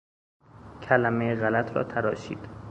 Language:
Persian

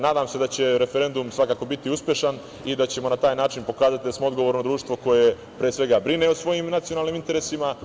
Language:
Serbian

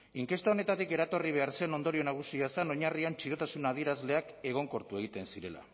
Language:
Basque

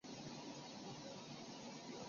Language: Chinese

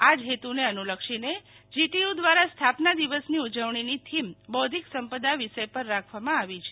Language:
Gujarati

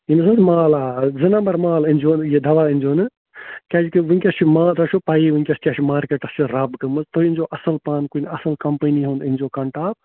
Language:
Kashmiri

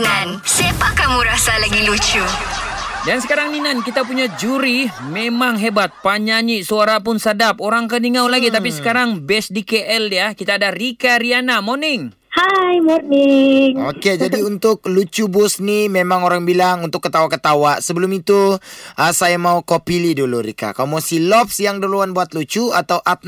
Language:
Malay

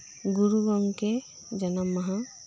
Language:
Santali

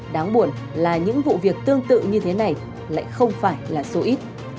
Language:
Vietnamese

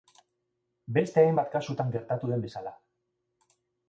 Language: Basque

